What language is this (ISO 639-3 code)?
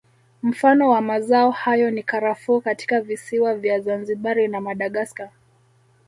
swa